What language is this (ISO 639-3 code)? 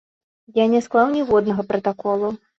bel